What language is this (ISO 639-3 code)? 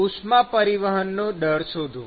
guj